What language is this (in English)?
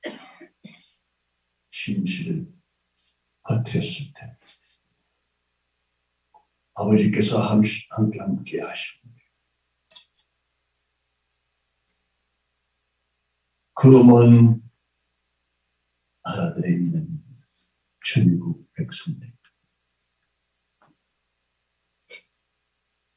Korean